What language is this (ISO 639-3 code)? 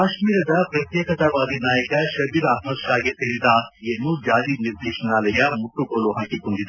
kan